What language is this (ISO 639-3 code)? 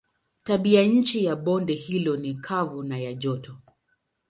swa